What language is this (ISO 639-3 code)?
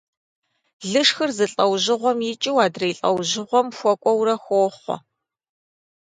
kbd